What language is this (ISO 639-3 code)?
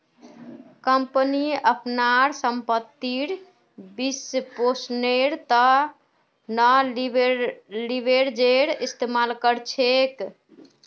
mag